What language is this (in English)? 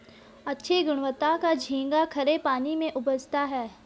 Hindi